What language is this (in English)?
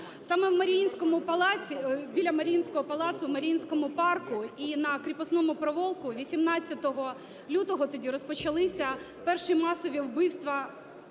Ukrainian